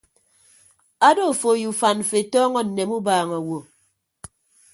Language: Ibibio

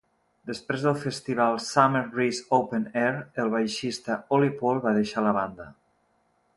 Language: Catalan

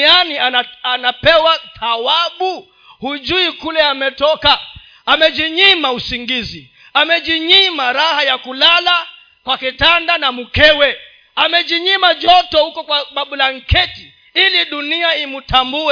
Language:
Swahili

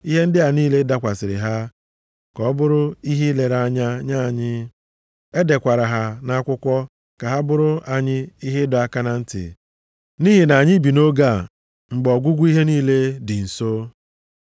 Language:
Igbo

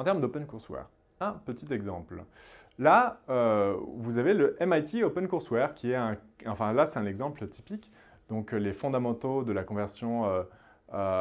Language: French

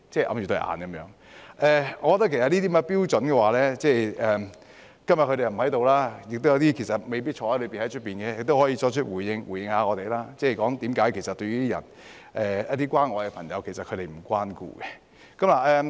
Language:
Cantonese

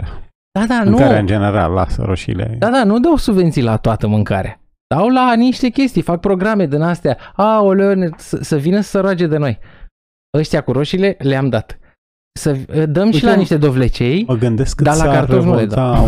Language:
Romanian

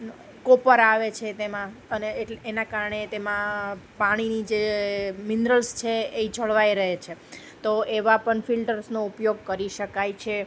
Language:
Gujarati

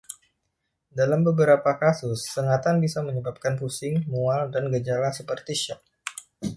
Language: Indonesian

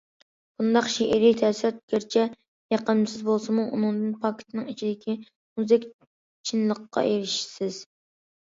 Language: Uyghur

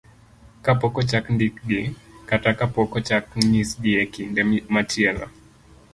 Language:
Luo (Kenya and Tanzania)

